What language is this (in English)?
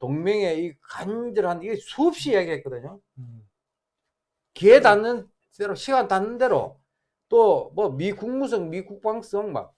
Korean